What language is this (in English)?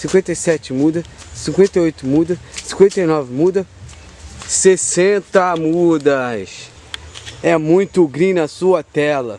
Portuguese